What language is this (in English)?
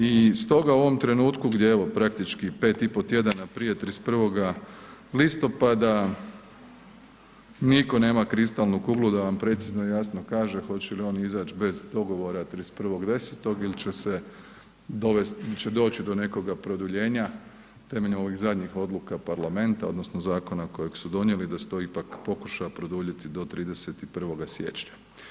Croatian